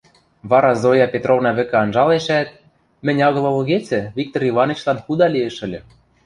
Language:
Western Mari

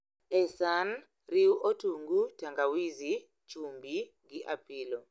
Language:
Luo (Kenya and Tanzania)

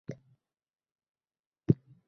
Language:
Uzbek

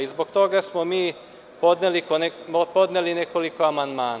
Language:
Serbian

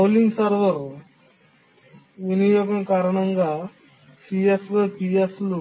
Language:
Telugu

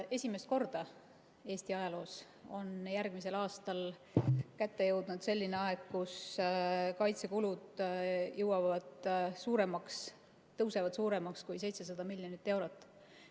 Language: Estonian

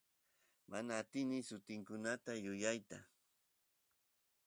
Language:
Santiago del Estero Quichua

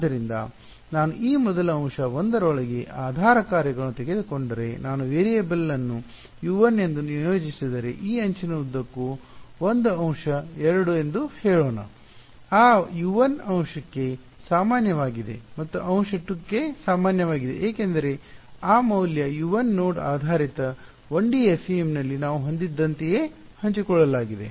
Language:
Kannada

